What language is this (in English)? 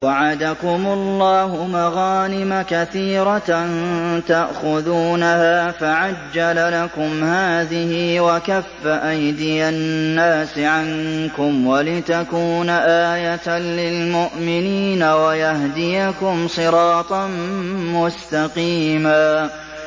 Arabic